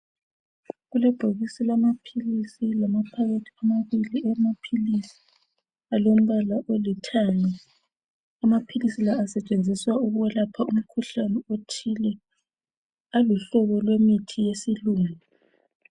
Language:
North Ndebele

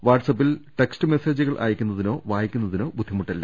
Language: Malayalam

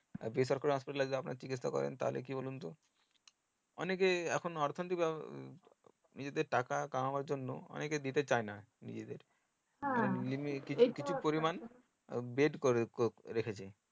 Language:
Bangla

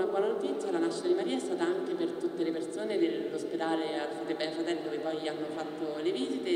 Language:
Italian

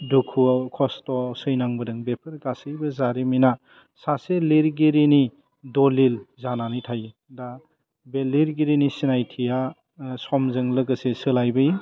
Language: Bodo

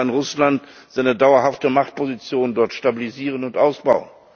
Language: German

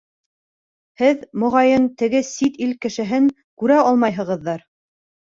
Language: Bashkir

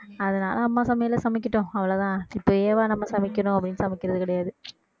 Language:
Tamil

